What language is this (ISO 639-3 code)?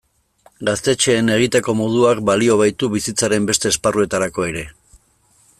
eus